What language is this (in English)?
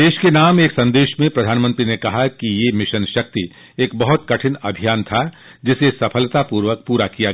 Hindi